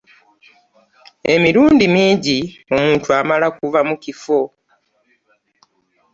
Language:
Ganda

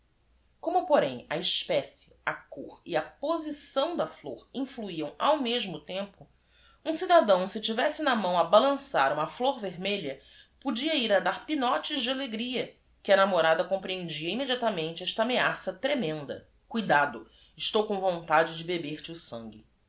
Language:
Portuguese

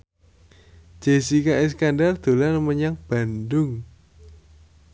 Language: Javanese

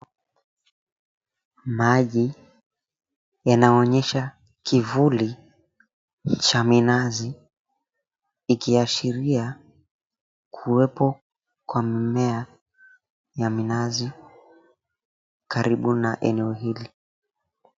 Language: Swahili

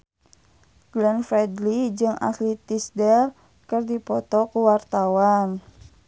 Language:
Sundanese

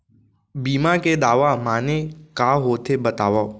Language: Chhattisgarhi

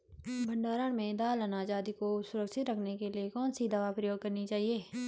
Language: Hindi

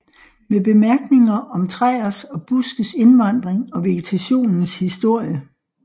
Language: Danish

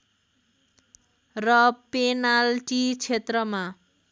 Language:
Nepali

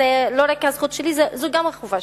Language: Hebrew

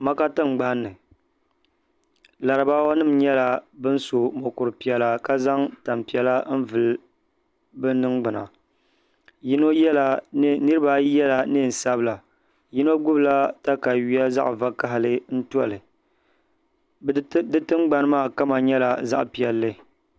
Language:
Dagbani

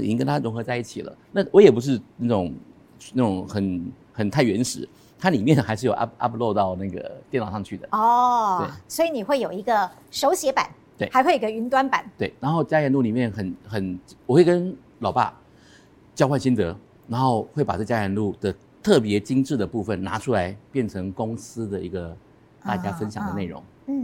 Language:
Chinese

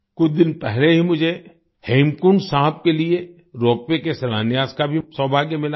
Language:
Hindi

